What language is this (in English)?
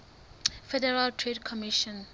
Southern Sotho